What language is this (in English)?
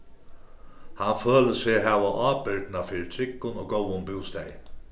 Faroese